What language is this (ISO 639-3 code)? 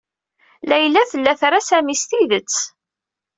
kab